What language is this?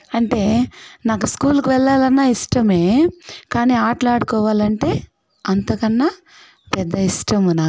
Telugu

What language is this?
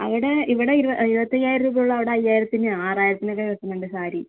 Malayalam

